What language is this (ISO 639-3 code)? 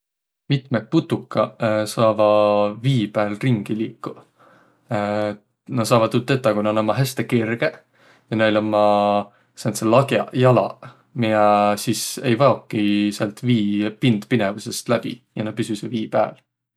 vro